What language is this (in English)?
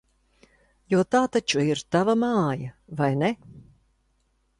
Latvian